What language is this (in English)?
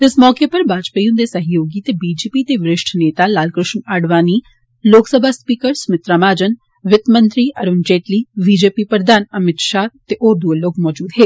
Dogri